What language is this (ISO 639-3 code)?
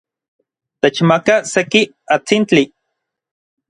nlv